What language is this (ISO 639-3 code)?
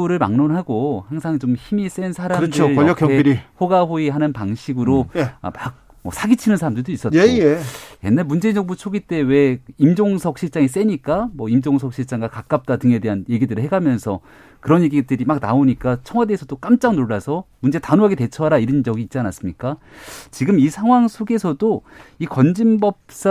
kor